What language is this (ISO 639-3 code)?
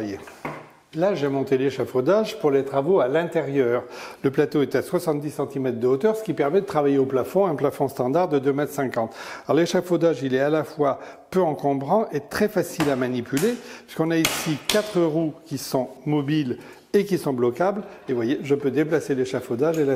fra